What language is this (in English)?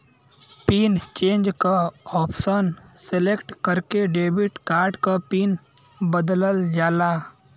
Bhojpuri